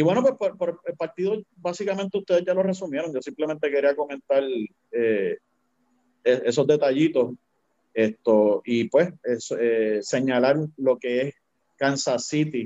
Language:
Spanish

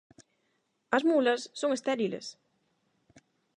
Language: Galician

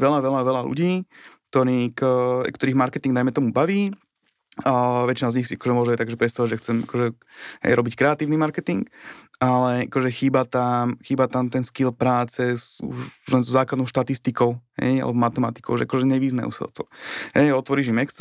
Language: Slovak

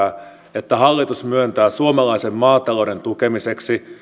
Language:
Finnish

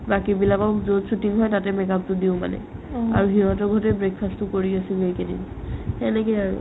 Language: Assamese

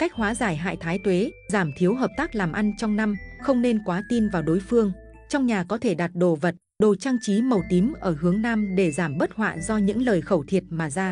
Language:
Vietnamese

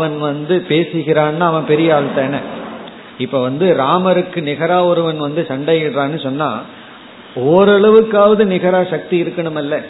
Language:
Tamil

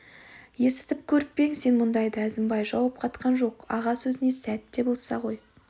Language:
Kazakh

